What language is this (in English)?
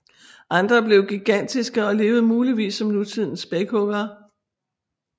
Danish